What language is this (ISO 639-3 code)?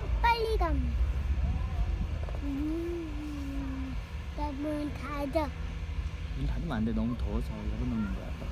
kor